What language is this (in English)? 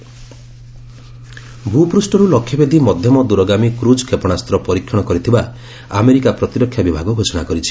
Odia